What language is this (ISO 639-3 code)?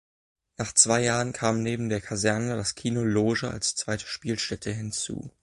deu